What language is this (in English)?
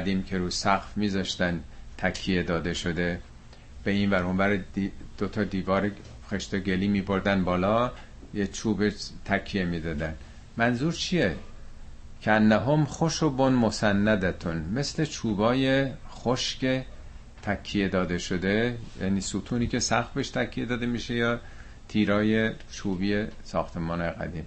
Persian